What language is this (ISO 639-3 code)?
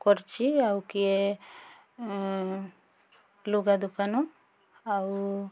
ori